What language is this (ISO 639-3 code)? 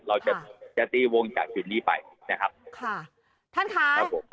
tha